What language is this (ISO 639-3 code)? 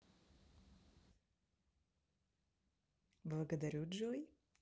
rus